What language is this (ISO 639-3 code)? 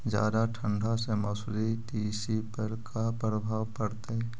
mag